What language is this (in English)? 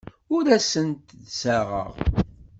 Kabyle